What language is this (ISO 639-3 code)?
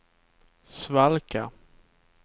swe